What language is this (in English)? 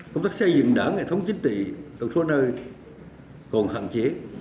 Vietnamese